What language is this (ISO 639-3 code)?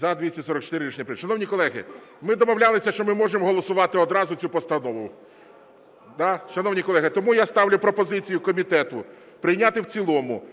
ukr